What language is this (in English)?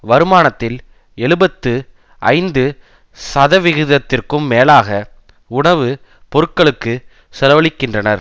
Tamil